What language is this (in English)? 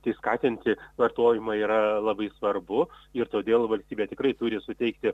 Lithuanian